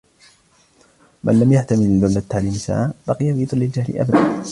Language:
Arabic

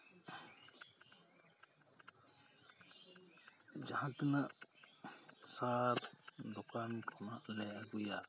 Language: Santali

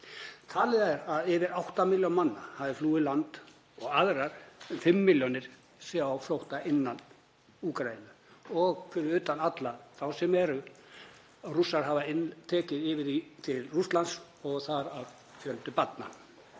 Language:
Icelandic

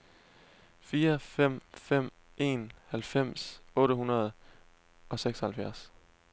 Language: Danish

